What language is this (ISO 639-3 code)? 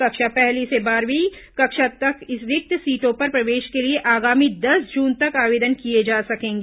hin